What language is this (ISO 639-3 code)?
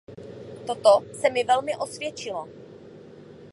ces